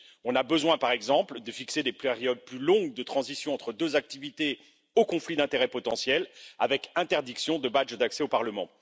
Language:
French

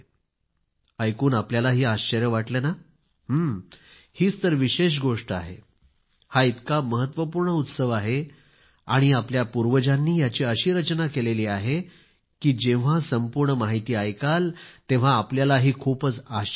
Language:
Marathi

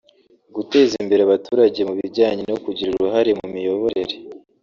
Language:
Kinyarwanda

